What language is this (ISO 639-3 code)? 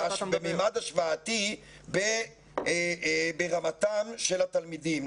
heb